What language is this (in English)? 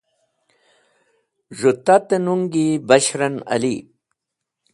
Wakhi